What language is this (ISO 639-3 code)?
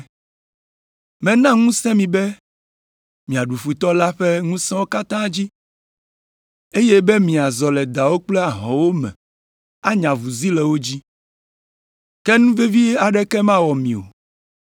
ewe